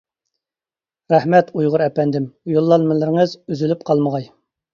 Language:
Uyghur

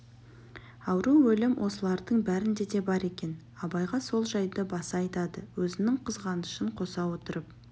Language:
Kazakh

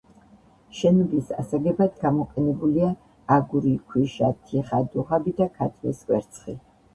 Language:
Georgian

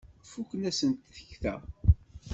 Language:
Kabyle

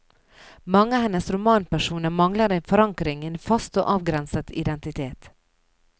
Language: Norwegian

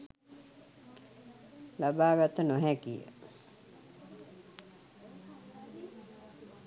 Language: Sinhala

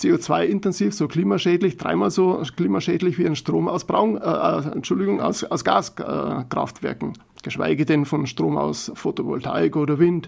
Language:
German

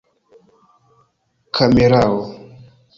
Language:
Esperanto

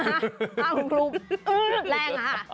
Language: Thai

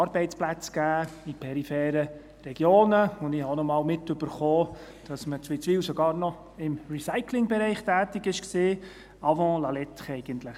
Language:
Swiss German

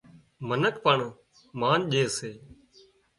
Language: Wadiyara Koli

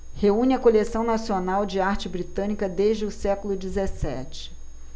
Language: Portuguese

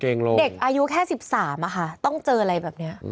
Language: Thai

